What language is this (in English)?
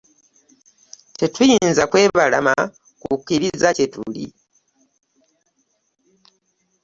Ganda